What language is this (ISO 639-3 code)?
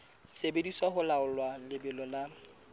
sot